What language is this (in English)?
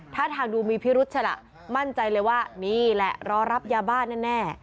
Thai